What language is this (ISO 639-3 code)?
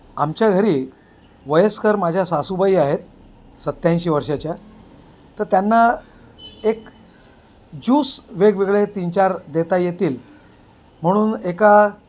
mar